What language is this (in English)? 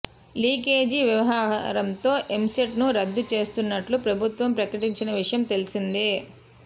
Telugu